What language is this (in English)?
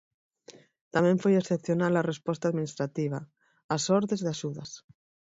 Galician